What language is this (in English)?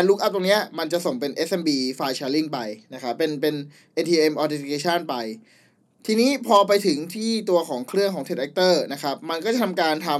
Thai